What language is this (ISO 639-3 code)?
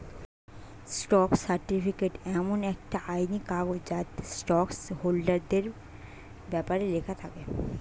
ben